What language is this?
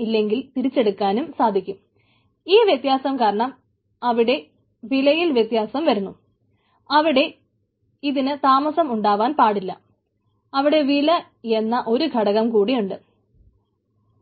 Malayalam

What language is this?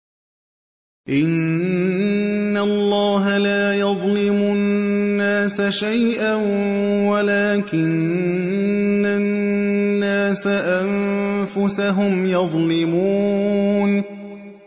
Arabic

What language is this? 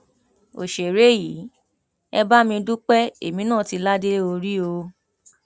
Yoruba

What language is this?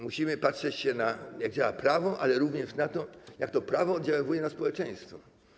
Polish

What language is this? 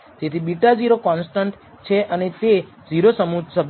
Gujarati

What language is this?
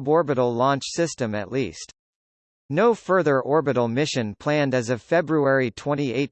English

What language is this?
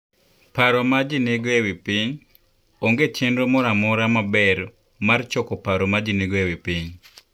Luo (Kenya and Tanzania)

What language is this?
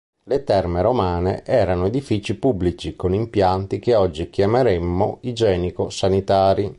Italian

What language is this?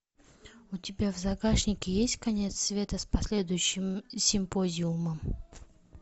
Russian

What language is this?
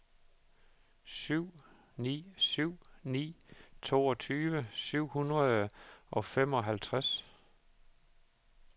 Danish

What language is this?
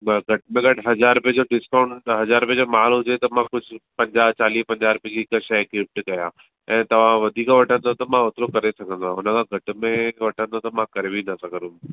Sindhi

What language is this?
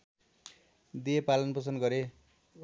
Nepali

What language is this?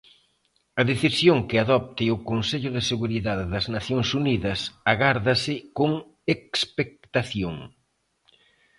Galician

